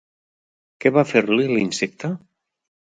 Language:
Catalan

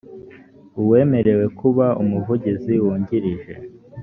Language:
Kinyarwanda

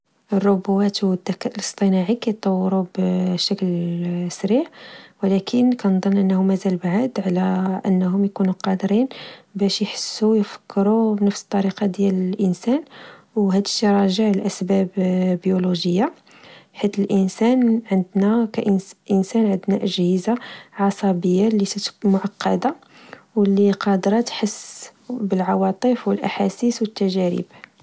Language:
Moroccan Arabic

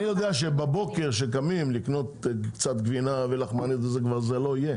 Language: Hebrew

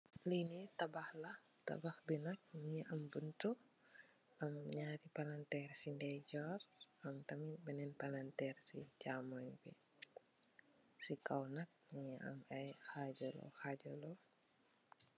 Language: Wolof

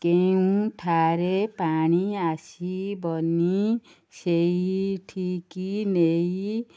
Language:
Odia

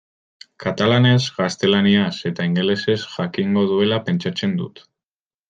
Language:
Basque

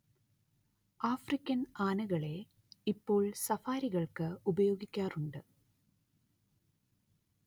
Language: Malayalam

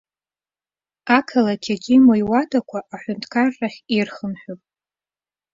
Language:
Abkhazian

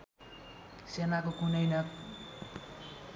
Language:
Nepali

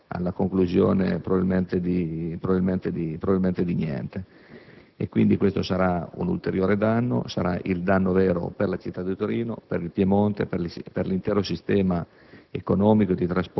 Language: Italian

